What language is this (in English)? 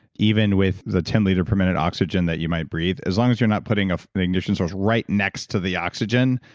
English